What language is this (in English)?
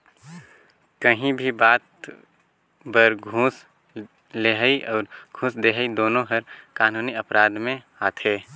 Chhattisgarhi